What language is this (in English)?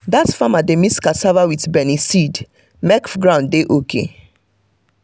Nigerian Pidgin